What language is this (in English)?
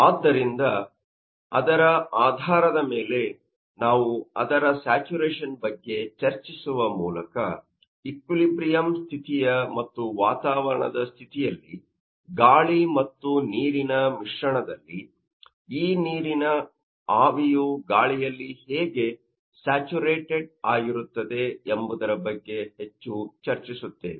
Kannada